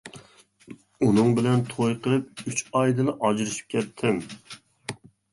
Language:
Uyghur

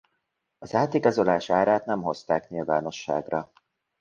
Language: Hungarian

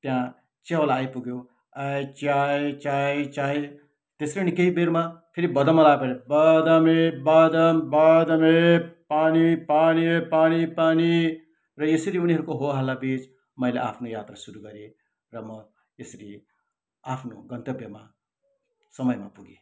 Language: Nepali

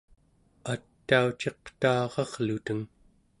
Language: Central Yupik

